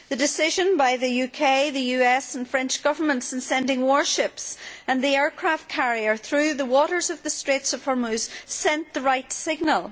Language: English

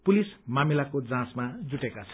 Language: Nepali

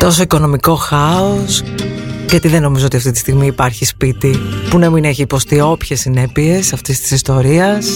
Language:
Greek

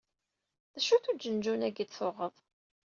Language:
Kabyle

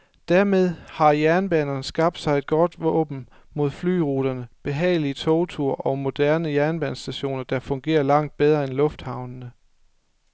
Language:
Danish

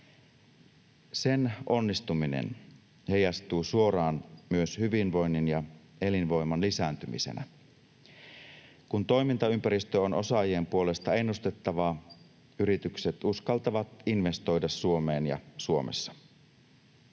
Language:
Finnish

